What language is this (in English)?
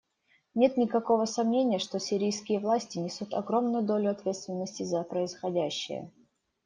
Russian